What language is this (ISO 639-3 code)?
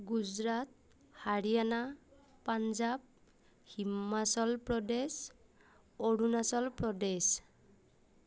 asm